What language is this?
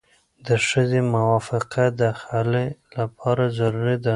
Pashto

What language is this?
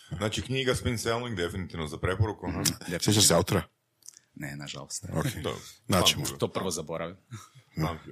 Croatian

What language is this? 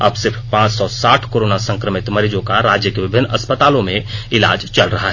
Hindi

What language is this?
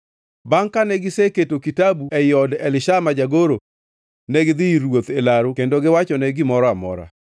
Luo (Kenya and Tanzania)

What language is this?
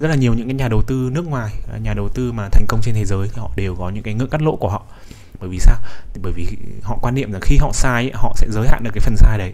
Vietnamese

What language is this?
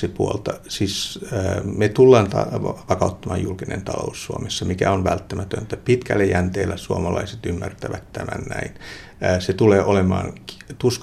Finnish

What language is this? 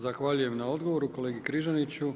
Croatian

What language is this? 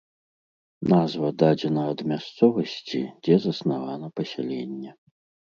Belarusian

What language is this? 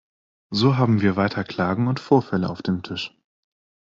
German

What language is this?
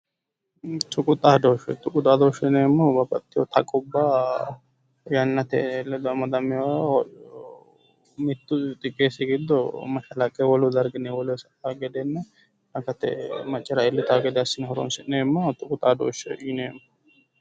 Sidamo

